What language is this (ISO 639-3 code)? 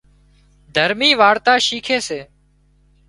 kxp